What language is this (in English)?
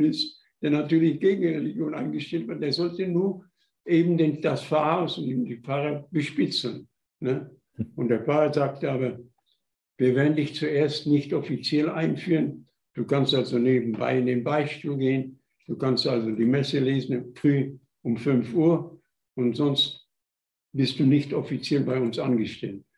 German